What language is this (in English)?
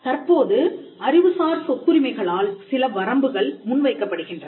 Tamil